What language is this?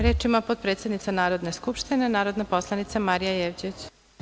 Serbian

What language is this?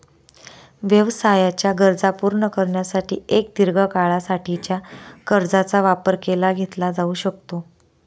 Marathi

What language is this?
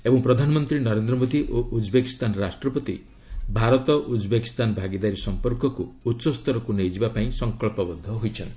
Odia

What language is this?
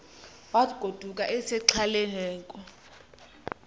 Xhosa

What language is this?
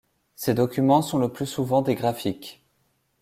French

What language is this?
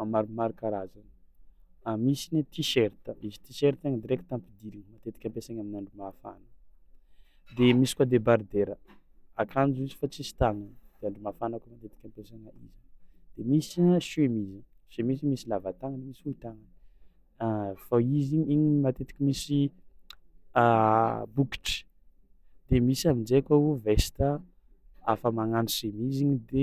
Tsimihety Malagasy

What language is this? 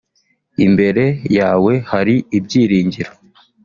Kinyarwanda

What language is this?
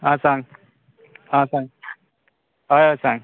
Konkani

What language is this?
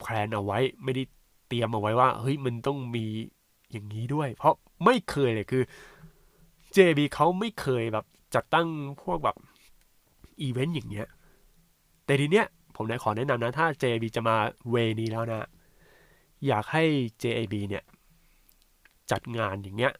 Thai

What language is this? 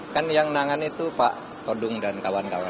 Indonesian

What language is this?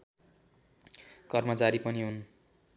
Nepali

